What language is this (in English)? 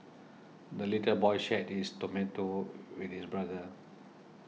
English